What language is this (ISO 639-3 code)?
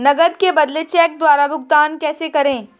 hin